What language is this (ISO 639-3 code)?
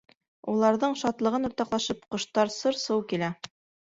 bak